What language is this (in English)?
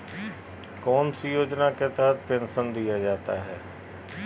Magahi